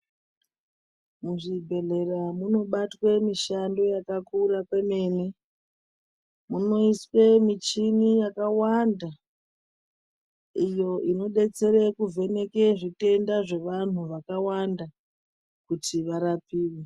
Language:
Ndau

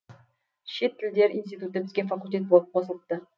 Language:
Kazakh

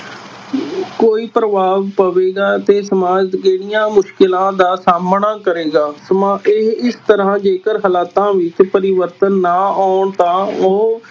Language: Punjabi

